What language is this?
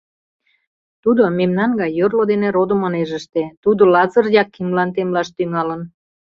Mari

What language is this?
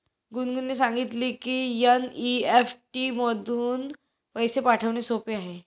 Marathi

